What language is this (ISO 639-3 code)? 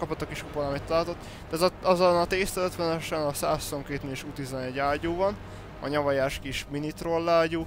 hun